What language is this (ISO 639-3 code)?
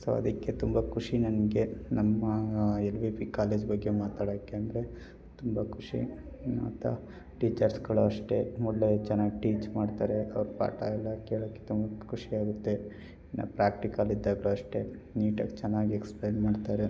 kan